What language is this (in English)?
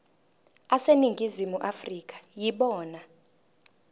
Zulu